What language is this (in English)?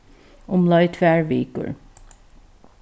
Faroese